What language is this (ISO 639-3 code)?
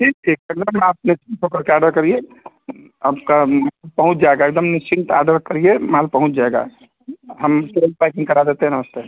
hin